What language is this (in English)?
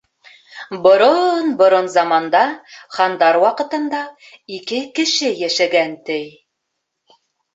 Bashkir